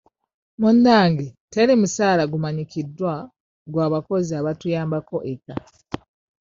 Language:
Ganda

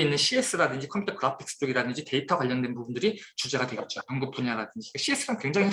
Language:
Korean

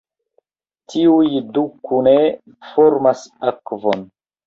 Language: Esperanto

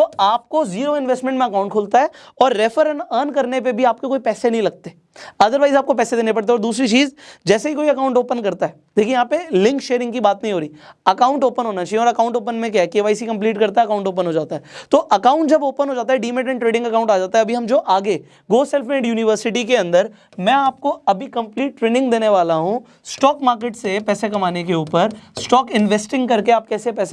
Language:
Hindi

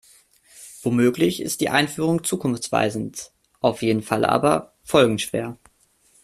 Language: German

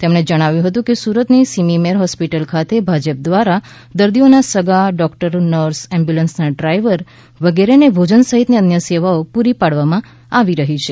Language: Gujarati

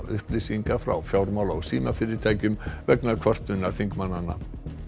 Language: Icelandic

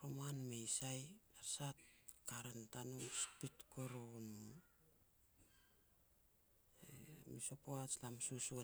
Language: Petats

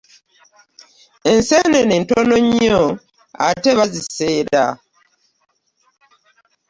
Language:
Ganda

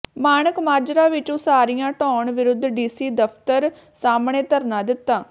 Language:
Punjabi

